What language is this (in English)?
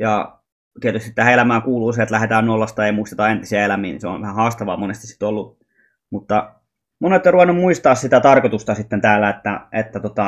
Finnish